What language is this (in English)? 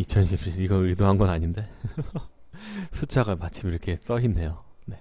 Korean